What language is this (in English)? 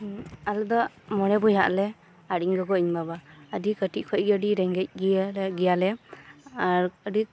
Santali